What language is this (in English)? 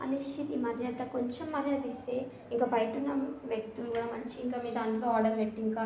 Telugu